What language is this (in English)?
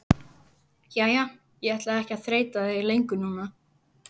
Icelandic